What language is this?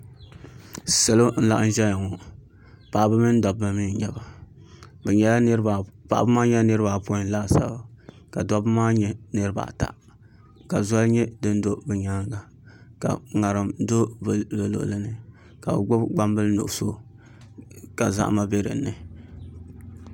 Dagbani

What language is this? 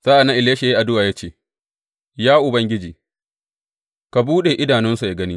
Hausa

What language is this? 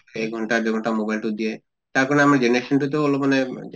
Assamese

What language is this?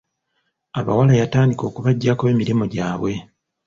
Ganda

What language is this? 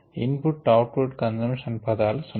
Telugu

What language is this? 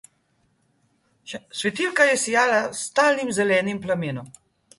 Slovenian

